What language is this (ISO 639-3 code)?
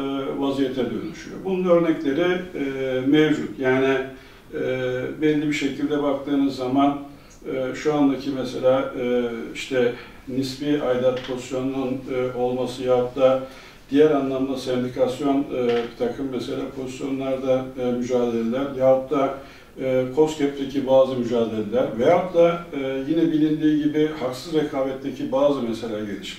tur